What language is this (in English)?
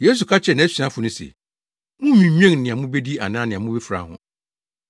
Akan